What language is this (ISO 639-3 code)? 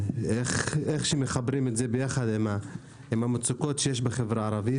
heb